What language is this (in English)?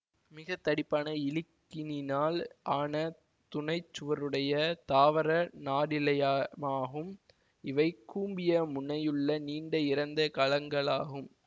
Tamil